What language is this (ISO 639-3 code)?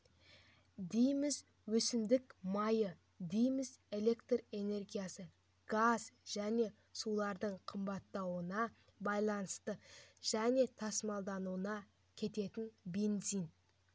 kaz